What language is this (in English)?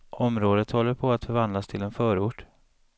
Swedish